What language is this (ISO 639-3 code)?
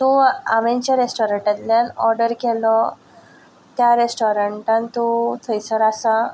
kok